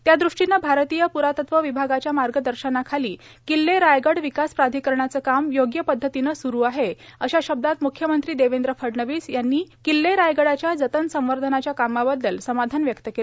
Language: Marathi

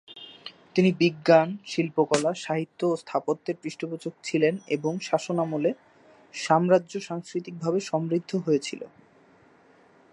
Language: Bangla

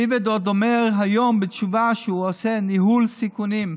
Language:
Hebrew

